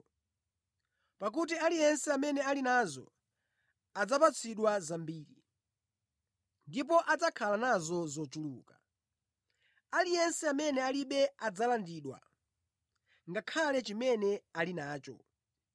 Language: Nyanja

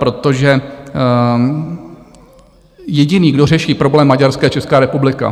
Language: Czech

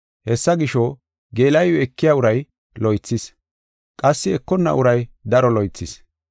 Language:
Gofa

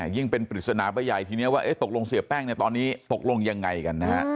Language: Thai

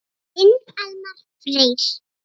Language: Icelandic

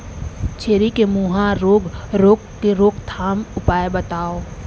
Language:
Chhattisgarhi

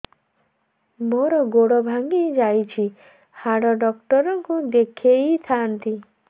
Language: Odia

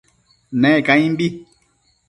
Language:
Matsés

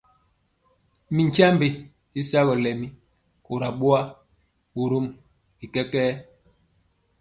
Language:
Mpiemo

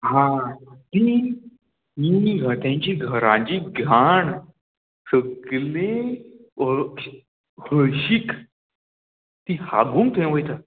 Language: Konkani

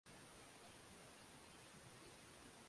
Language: Swahili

